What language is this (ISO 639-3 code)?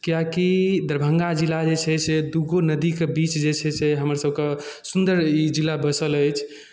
mai